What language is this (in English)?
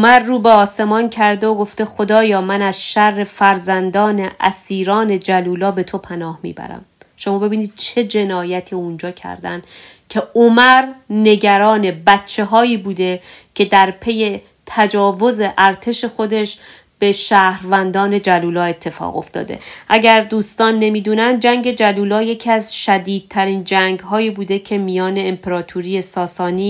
Persian